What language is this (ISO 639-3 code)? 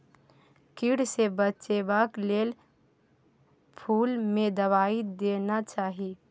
mai